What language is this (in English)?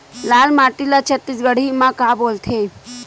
Chhattisgarhi